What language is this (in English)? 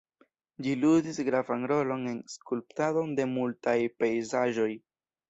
Esperanto